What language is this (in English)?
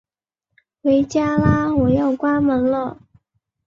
Chinese